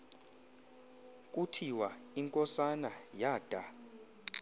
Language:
Xhosa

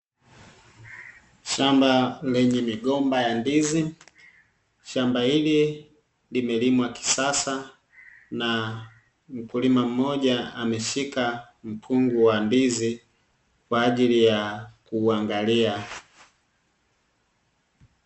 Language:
Swahili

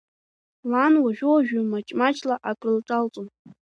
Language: Abkhazian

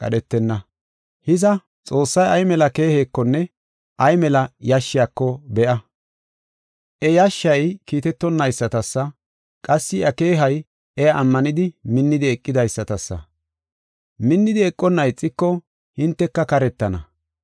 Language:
Gofa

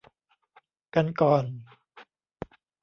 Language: Thai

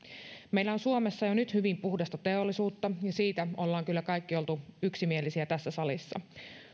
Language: Finnish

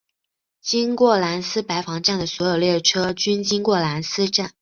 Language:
Chinese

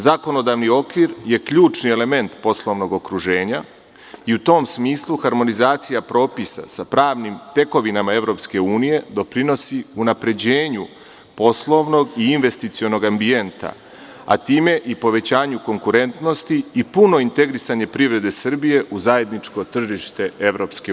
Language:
Serbian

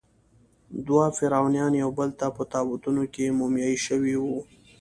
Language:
Pashto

